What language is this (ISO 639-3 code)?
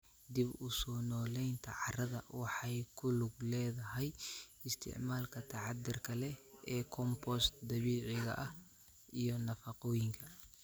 som